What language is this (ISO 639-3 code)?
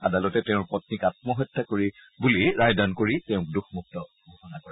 asm